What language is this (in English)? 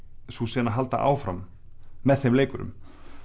Icelandic